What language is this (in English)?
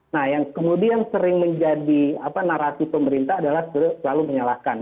Indonesian